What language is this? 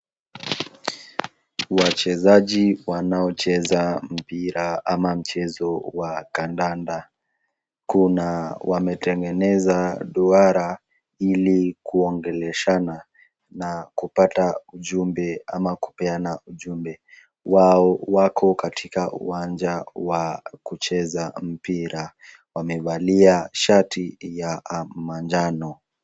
Swahili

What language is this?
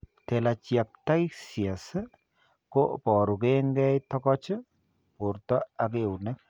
Kalenjin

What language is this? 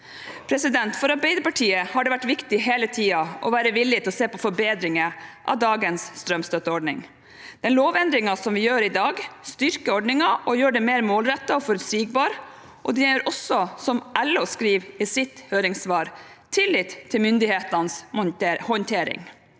Norwegian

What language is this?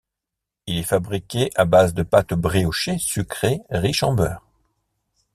French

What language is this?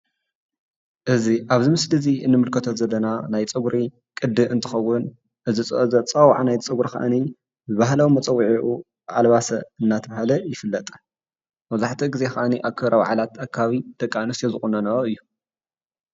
Tigrinya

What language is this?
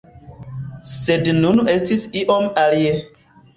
Esperanto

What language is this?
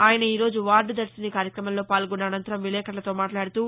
Telugu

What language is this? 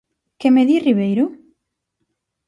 Galician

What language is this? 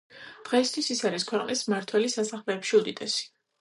Georgian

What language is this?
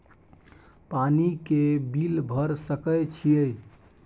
Maithili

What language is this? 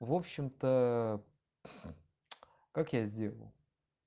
Russian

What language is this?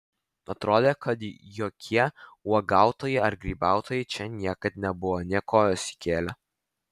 Lithuanian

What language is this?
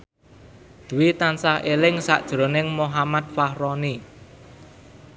Javanese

